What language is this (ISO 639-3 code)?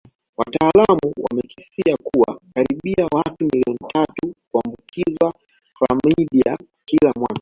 swa